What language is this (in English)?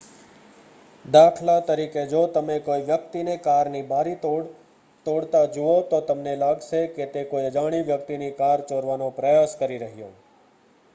Gujarati